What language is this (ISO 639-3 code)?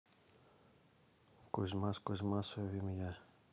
rus